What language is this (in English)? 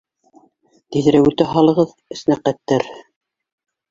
Bashkir